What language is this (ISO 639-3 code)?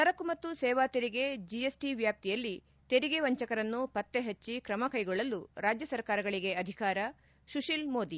kan